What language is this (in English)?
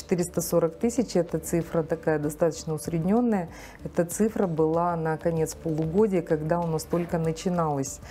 Russian